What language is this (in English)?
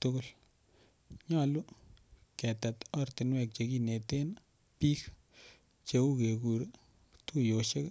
Kalenjin